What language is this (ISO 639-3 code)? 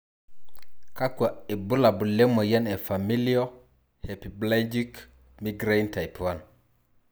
mas